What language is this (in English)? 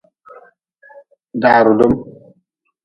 Nawdm